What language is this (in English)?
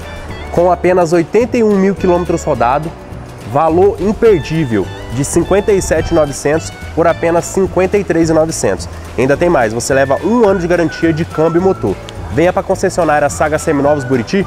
Portuguese